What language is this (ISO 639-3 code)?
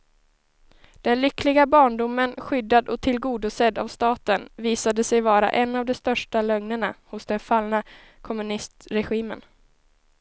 swe